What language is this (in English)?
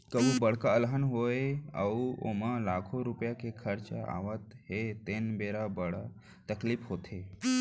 Chhattisgarhi